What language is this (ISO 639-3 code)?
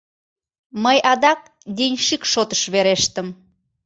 chm